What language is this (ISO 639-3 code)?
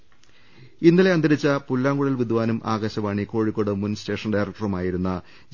mal